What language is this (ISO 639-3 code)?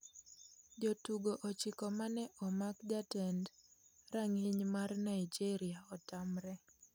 luo